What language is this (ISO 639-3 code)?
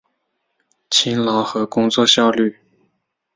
zho